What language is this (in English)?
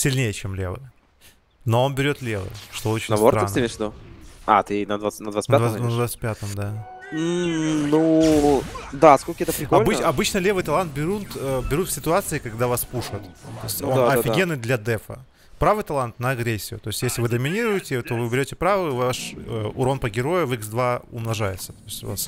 Russian